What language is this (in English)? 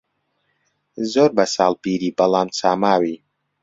Central Kurdish